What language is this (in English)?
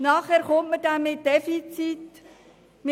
Swiss German